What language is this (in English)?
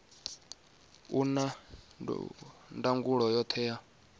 Venda